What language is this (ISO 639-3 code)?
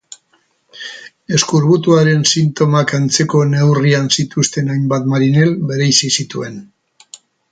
eus